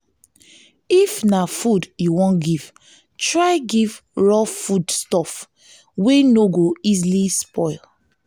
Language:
Nigerian Pidgin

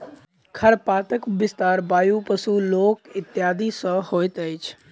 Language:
Maithili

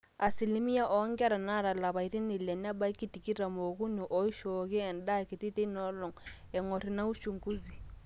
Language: Masai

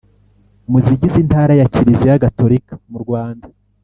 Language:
Kinyarwanda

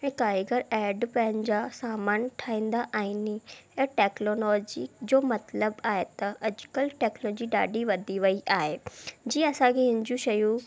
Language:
Sindhi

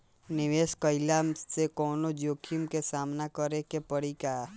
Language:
Bhojpuri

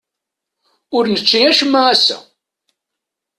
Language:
Kabyle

